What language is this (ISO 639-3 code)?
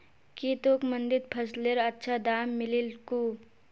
mag